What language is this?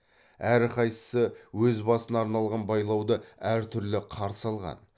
Kazakh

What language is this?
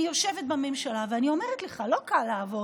Hebrew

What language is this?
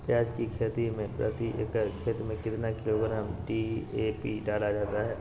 Magahi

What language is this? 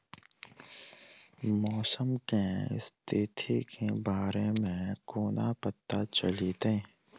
Maithili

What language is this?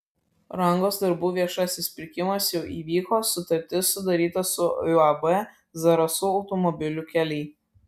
Lithuanian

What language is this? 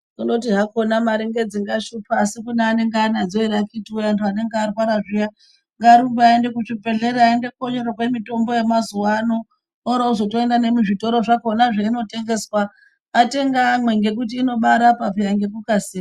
Ndau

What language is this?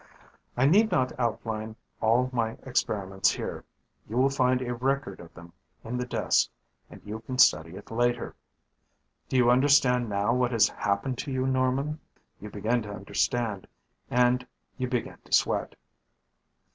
English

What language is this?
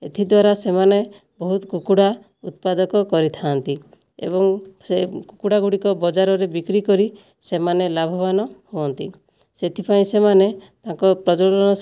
Odia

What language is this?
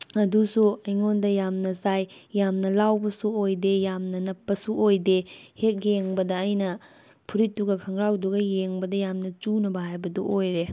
Manipuri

